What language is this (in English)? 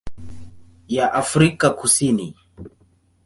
Swahili